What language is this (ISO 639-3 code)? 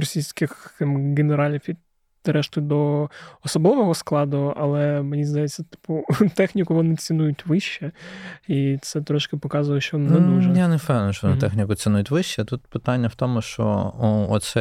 ukr